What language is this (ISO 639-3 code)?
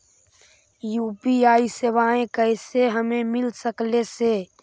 mag